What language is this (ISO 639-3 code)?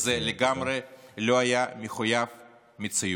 heb